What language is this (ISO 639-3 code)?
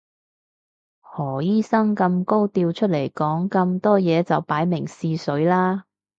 yue